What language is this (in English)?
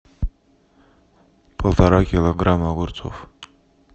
Russian